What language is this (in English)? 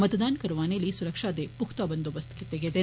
Dogri